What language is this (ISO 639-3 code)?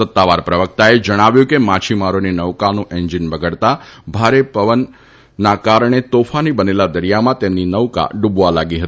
guj